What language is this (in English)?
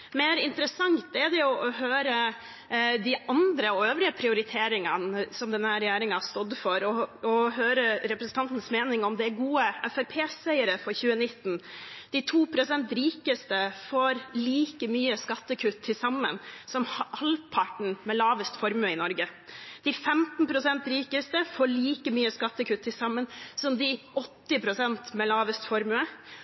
Norwegian Bokmål